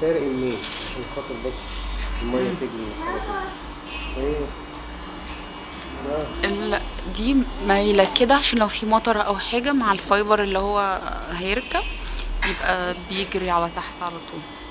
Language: Arabic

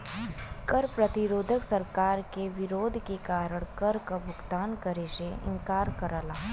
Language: Bhojpuri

